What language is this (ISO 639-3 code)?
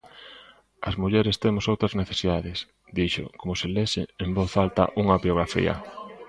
glg